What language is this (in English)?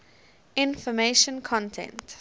English